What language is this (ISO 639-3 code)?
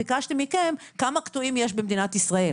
heb